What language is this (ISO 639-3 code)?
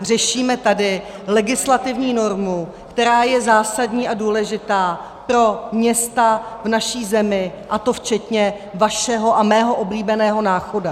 ces